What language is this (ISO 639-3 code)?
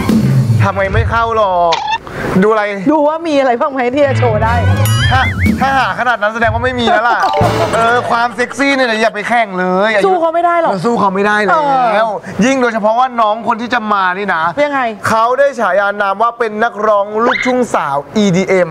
tha